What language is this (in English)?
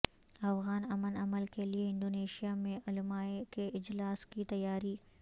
Urdu